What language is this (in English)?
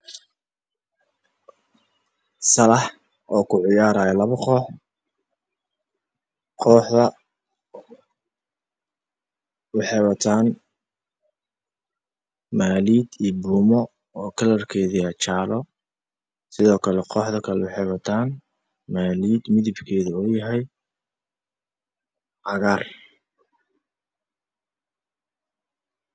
Somali